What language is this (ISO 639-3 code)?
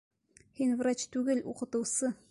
bak